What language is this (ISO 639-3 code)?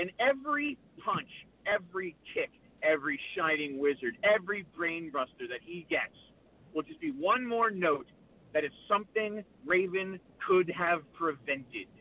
eng